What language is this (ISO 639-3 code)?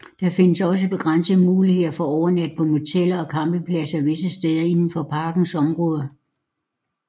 dan